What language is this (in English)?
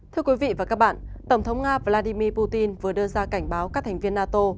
Vietnamese